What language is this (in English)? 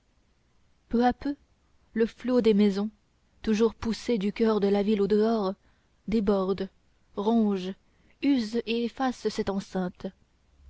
French